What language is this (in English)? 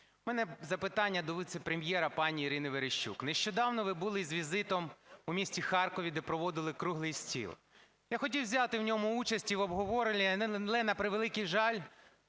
Ukrainian